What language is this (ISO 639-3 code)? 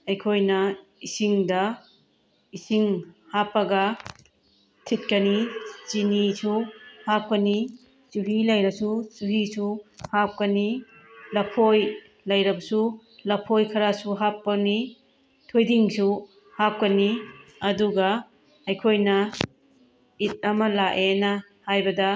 mni